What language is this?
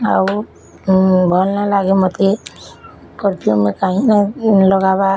Odia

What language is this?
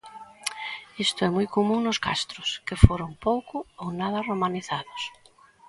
Galician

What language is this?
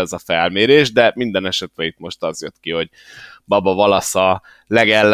Hungarian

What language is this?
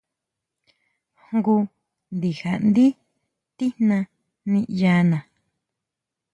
Huautla Mazatec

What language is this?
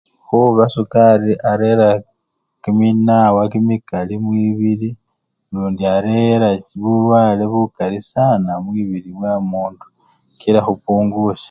Luyia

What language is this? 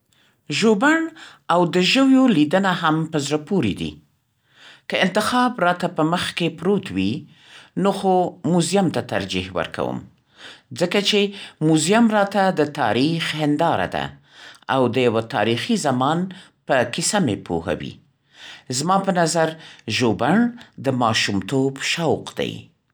Central Pashto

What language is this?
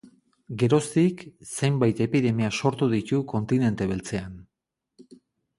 Basque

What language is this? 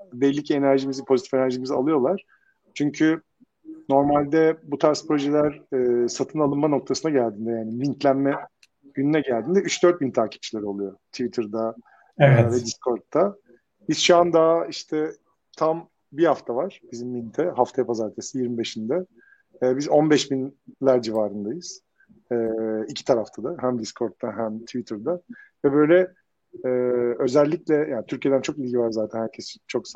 Turkish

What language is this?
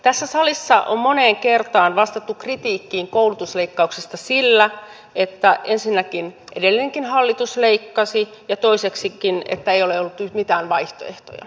Finnish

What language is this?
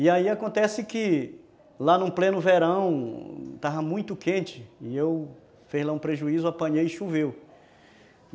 Portuguese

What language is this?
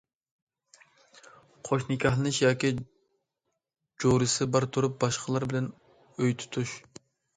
Uyghur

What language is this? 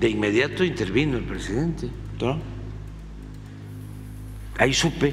Spanish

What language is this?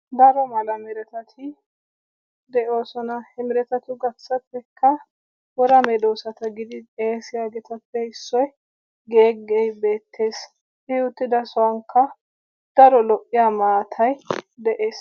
Wolaytta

